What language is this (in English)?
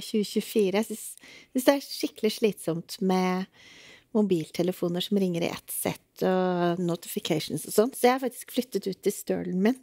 Norwegian